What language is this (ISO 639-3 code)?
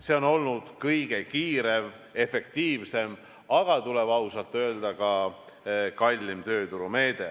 est